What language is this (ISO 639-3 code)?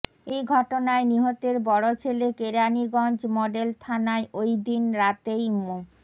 ben